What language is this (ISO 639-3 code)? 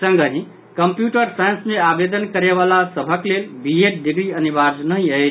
mai